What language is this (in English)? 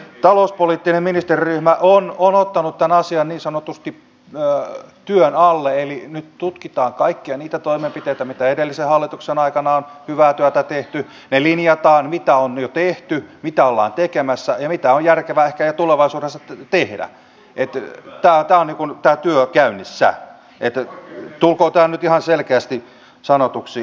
Finnish